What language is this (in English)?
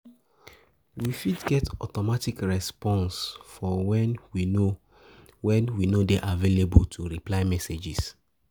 Nigerian Pidgin